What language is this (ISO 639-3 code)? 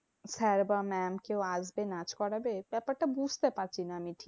ben